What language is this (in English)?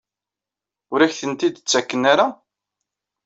Kabyle